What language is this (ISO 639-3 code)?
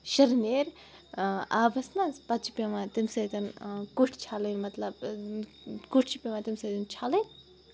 kas